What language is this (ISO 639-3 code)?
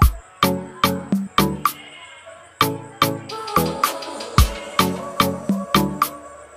ron